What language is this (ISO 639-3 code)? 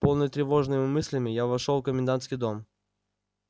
rus